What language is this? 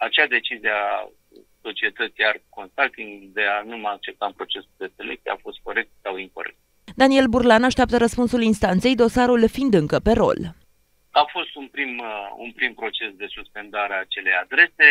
Romanian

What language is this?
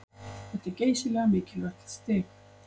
Icelandic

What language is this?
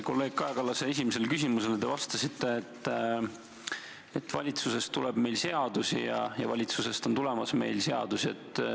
Estonian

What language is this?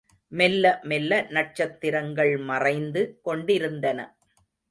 Tamil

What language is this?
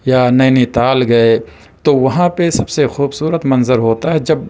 Urdu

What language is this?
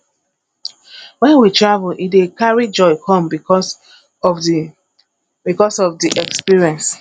Nigerian Pidgin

